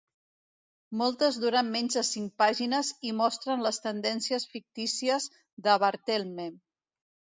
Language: Catalan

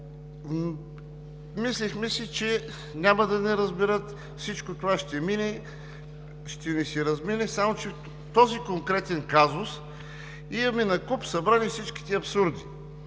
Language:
Bulgarian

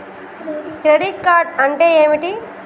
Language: Telugu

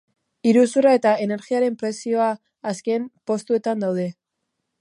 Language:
Basque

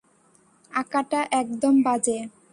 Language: Bangla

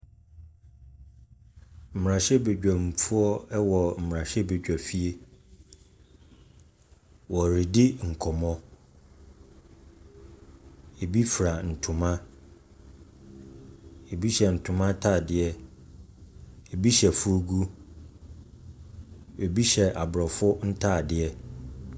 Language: Akan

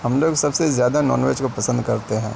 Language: Urdu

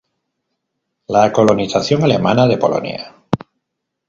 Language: Spanish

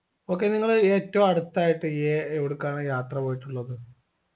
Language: Malayalam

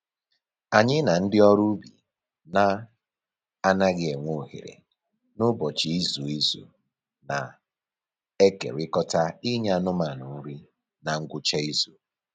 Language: Igbo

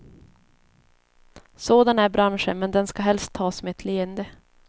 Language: Swedish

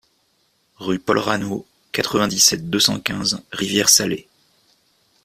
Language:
French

